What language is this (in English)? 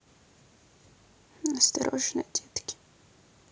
Russian